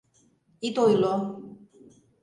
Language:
Mari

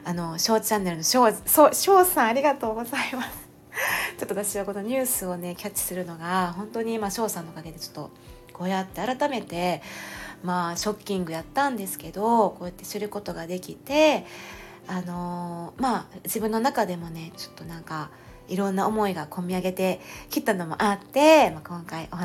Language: Japanese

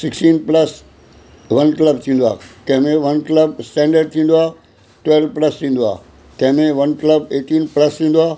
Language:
Sindhi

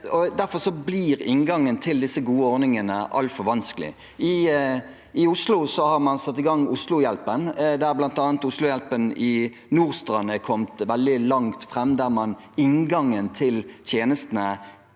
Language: Norwegian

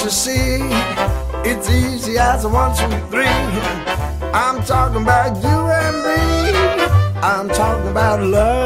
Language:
Turkish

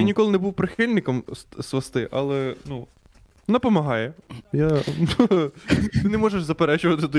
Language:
Ukrainian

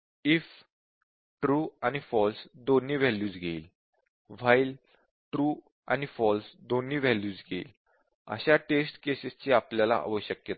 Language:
Marathi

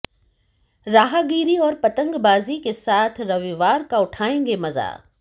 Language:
Hindi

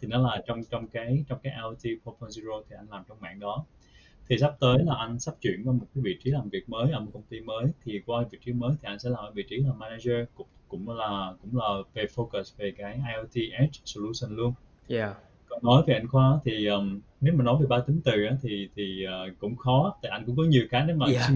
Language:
Vietnamese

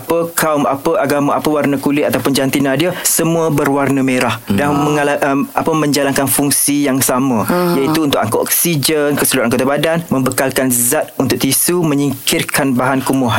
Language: Malay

